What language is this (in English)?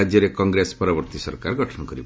Odia